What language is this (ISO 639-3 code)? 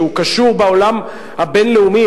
heb